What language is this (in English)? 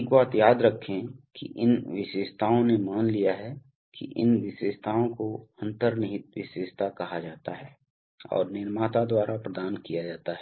Hindi